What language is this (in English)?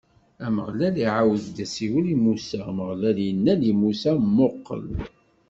Kabyle